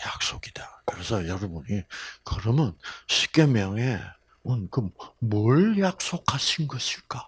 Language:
Korean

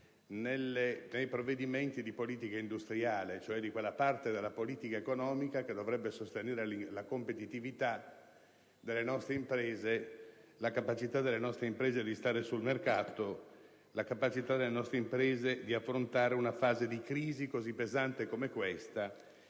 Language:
Italian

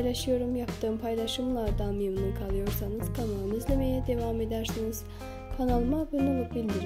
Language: Turkish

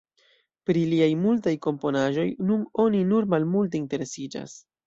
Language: Esperanto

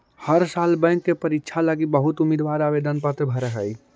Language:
Magahi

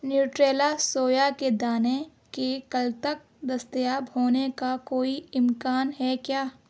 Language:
Urdu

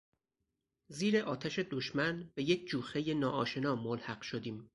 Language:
Persian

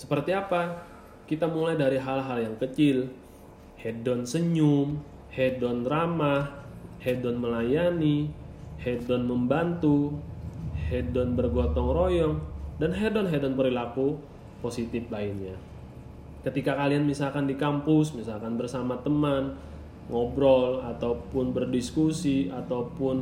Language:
Indonesian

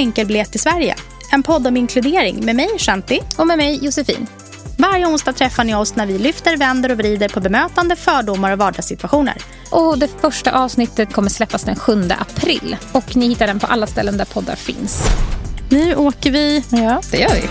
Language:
Swedish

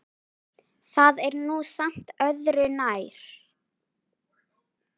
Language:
Icelandic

